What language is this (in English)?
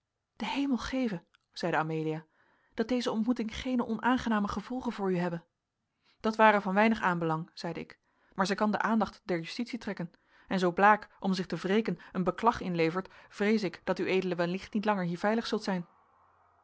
Dutch